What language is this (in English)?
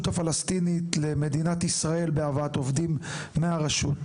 Hebrew